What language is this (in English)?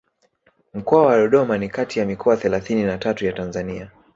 Swahili